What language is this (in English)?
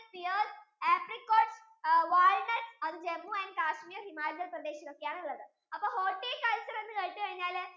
Malayalam